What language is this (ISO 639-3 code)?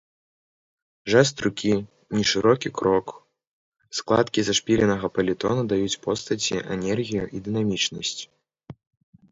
bel